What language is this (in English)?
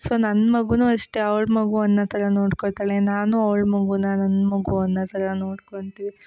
Kannada